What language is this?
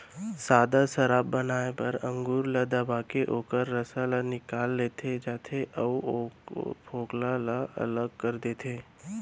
Chhattisgarhi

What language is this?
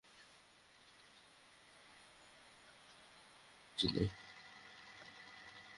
Bangla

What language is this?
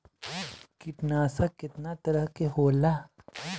Bhojpuri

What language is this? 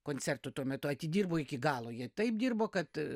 Lithuanian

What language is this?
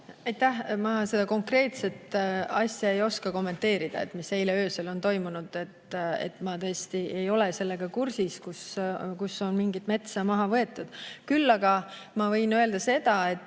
Estonian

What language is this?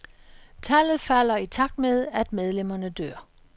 Danish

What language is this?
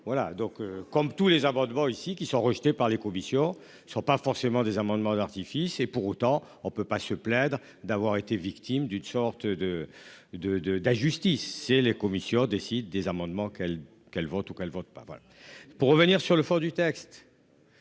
French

